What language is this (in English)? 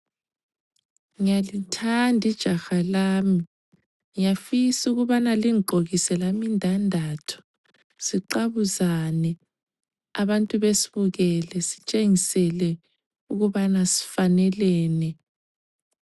North Ndebele